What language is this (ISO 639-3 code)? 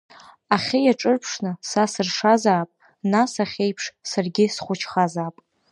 abk